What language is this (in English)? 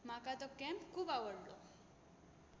Konkani